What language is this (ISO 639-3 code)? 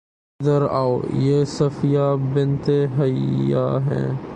urd